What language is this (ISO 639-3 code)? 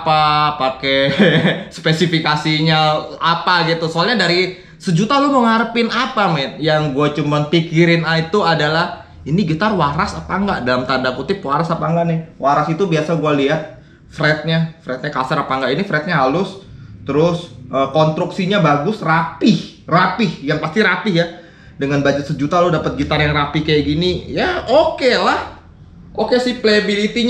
ind